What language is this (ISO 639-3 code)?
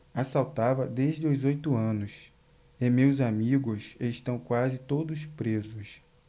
por